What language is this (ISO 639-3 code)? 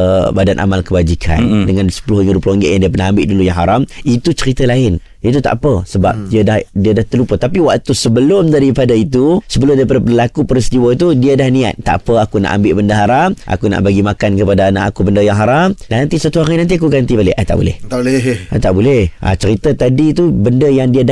msa